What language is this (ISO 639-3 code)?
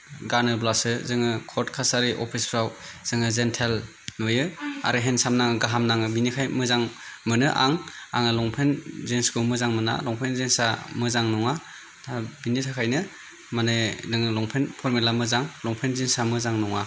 brx